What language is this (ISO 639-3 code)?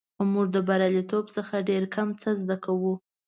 pus